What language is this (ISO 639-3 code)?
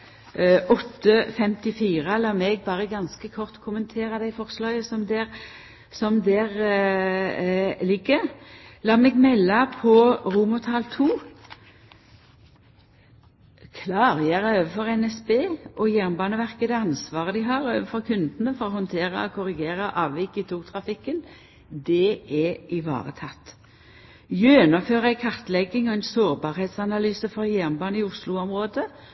nno